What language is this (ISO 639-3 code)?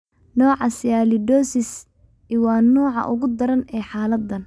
som